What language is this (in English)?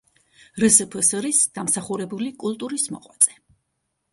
Georgian